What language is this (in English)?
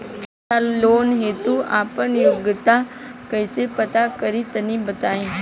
Bhojpuri